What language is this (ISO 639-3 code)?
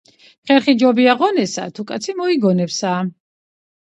kat